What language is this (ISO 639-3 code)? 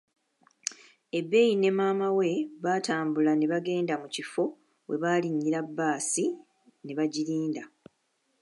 lug